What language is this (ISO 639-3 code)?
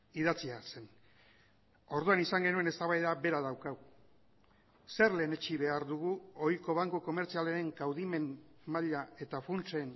eus